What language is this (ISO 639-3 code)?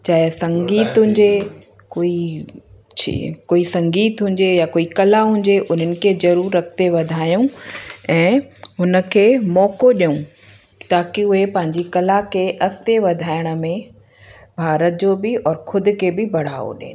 snd